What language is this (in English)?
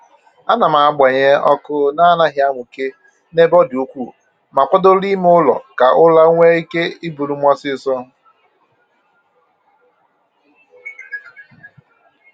Igbo